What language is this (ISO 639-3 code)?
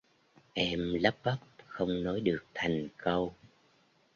vie